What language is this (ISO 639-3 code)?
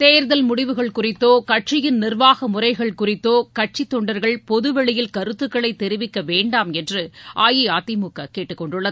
tam